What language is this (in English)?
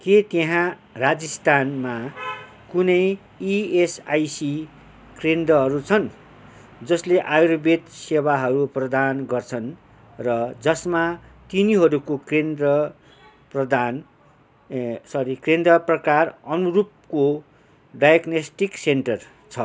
Nepali